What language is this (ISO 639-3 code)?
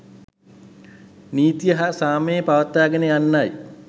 sin